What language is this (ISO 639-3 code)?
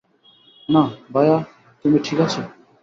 ben